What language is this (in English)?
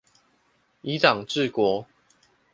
Chinese